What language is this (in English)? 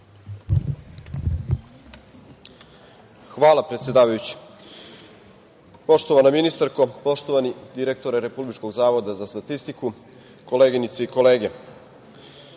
Serbian